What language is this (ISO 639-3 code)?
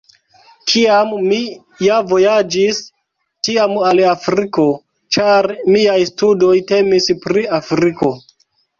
epo